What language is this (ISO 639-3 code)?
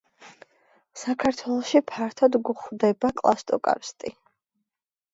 kat